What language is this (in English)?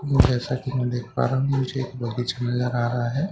Hindi